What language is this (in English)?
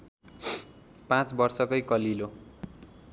Nepali